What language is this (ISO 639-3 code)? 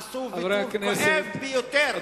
heb